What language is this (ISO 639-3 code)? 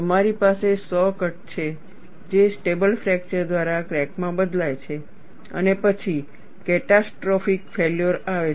guj